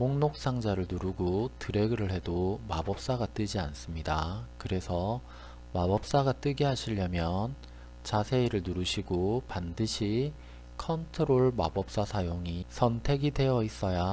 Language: Korean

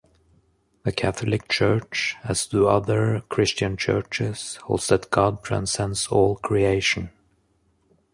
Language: English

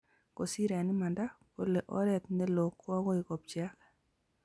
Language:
Kalenjin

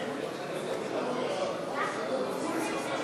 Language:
Hebrew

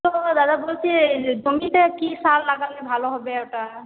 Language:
Bangla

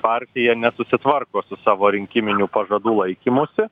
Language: Lithuanian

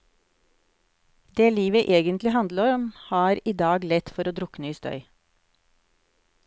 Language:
Norwegian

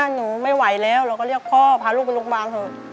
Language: Thai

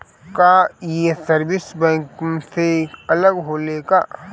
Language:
Bhojpuri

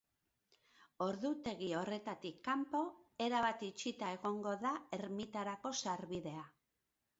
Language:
Basque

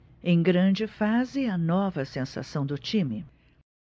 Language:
Portuguese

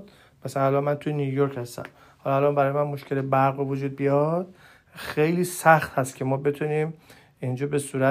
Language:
Persian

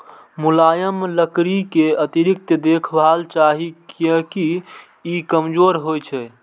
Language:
Maithili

